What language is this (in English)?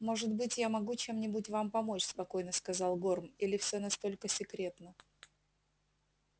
Russian